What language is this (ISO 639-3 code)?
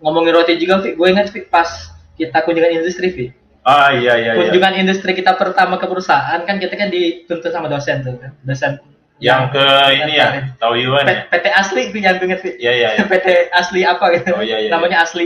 ind